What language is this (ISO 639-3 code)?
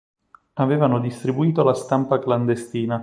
ita